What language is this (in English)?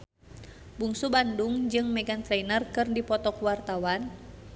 Sundanese